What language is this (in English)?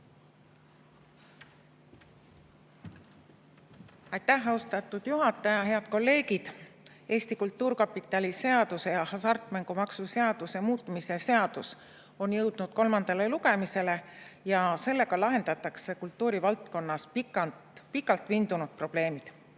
Estonian